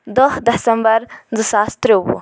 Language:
Kashmiri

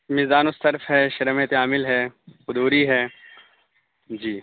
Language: Urdu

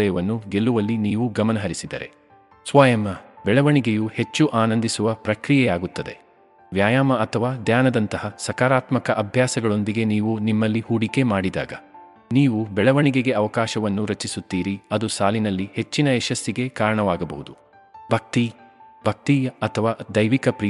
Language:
Kannada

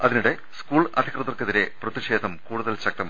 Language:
Malayalam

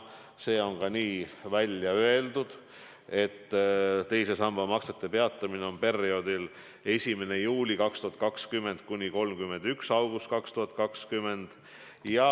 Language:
Estonian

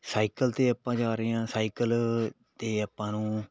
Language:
Punjabi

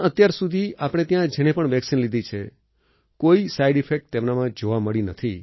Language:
Gujarati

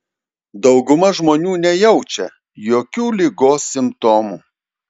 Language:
Lithuanian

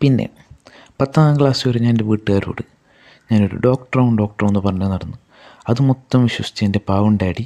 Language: Malayalam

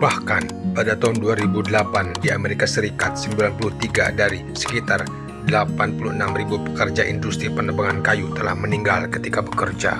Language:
Indonesian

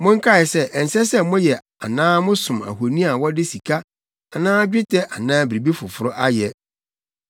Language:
Akan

